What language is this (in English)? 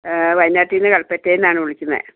Malayalam